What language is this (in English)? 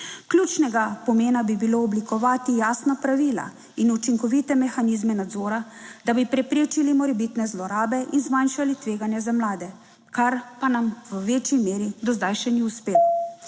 Slovenian